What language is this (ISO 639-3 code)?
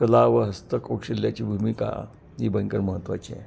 mar